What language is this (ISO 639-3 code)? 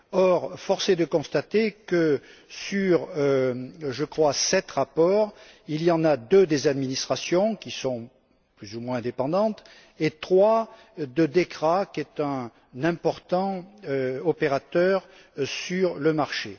fra